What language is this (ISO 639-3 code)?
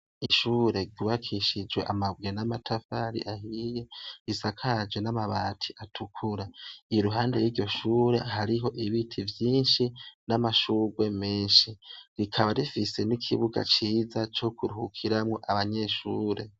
run